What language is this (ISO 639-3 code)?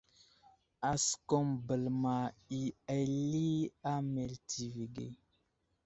udl